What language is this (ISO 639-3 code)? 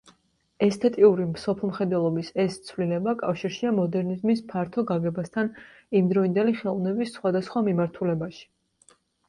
kat